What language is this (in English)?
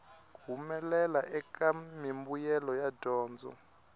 Tsonga